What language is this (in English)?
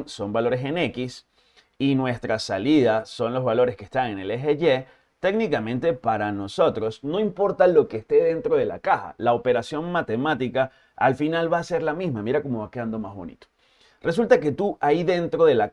Spanish